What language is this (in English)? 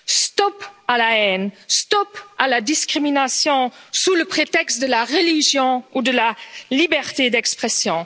French